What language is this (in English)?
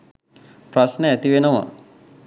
Sinhala